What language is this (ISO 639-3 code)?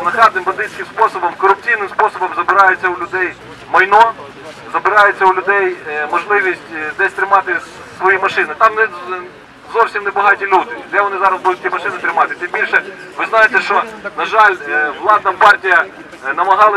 ukr